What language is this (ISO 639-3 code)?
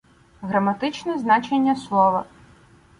ukr